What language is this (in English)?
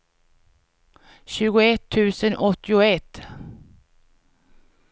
Swedish